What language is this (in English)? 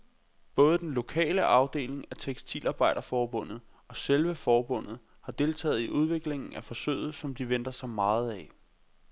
Danish